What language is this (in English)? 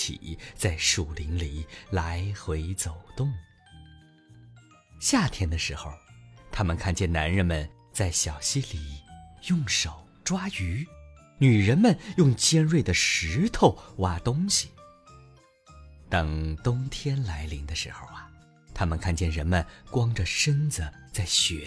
Chinese